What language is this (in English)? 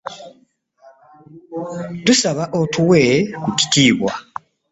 Ganda